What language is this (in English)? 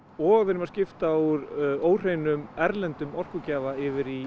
Icelandic